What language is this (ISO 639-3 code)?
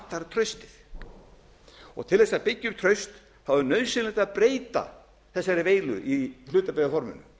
isl